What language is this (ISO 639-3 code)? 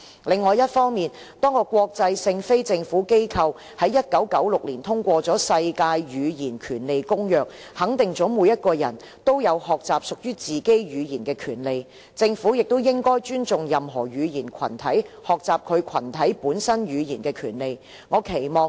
yue